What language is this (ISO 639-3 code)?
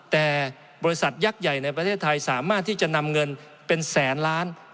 tha